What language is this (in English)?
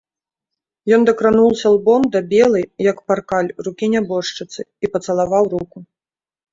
Belarusian